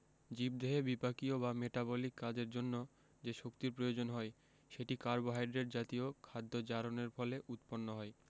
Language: Bangla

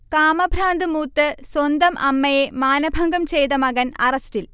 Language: Malayalam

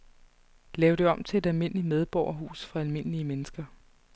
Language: Danish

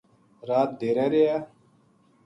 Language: Gujari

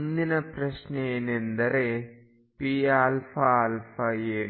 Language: Kannada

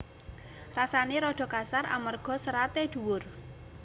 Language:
Javanese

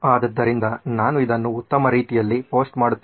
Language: Kannada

